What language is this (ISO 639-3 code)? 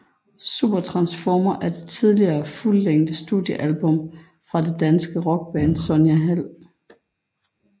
dan